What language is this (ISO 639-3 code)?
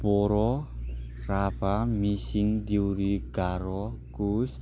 brx